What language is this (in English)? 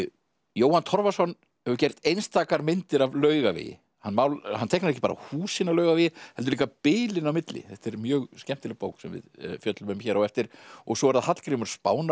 Icelandic